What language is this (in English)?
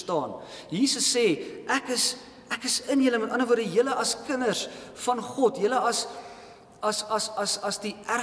Dutch